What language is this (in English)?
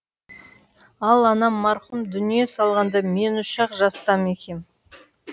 Kazakh